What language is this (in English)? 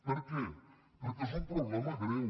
Catalan